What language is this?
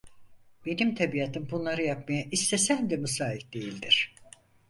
Turkish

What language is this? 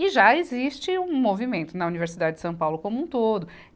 Portuguese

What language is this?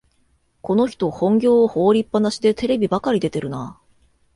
Japanese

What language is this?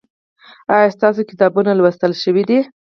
Pashto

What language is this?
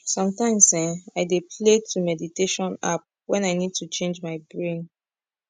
Nigerian Pidgin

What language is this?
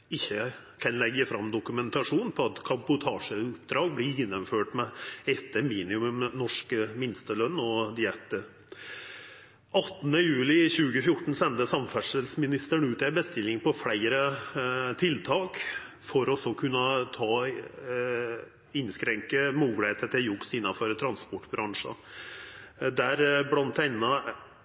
Norwegian Nynorsk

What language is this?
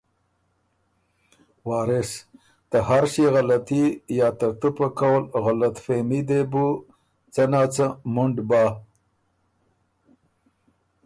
Ormuri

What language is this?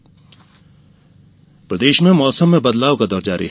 Hindi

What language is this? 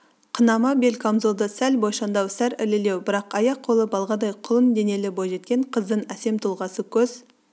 Kazakh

